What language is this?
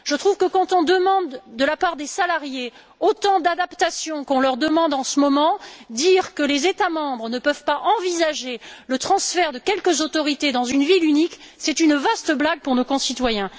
French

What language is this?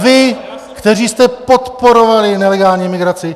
Czech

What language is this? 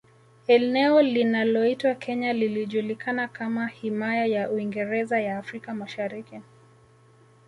Swahili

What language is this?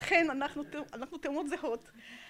Hebrew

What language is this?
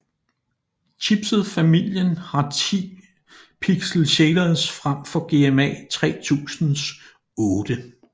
Danish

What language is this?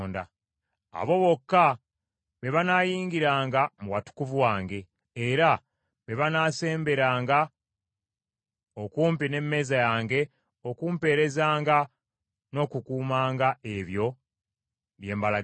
Ganda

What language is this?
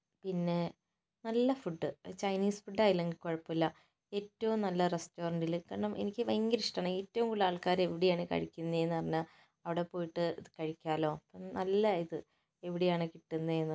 Malayalam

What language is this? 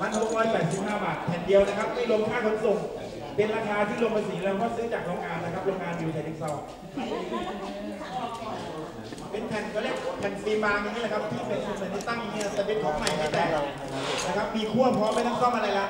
Thai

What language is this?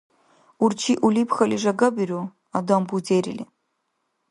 Dargwa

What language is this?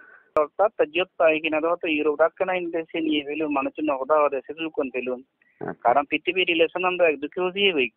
Dutch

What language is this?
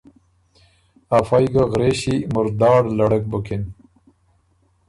Ormuri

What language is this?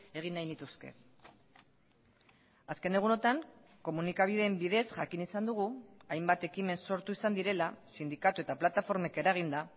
Basque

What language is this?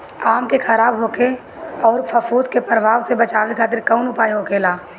Bhojpuri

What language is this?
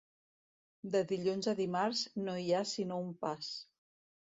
Catalan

